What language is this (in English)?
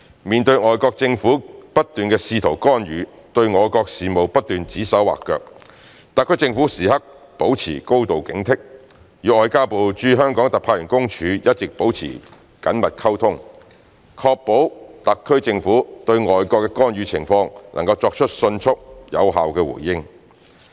Cantonese